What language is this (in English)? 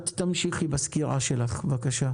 Hebrew